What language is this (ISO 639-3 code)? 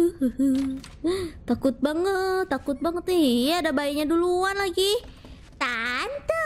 ind